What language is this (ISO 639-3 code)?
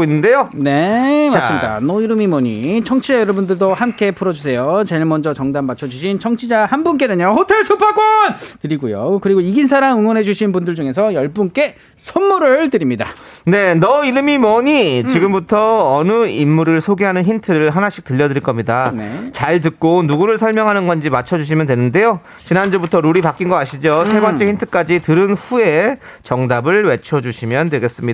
kor